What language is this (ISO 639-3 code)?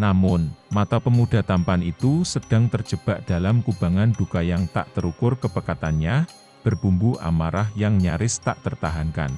ind